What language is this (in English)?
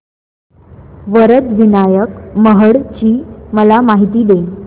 Marathi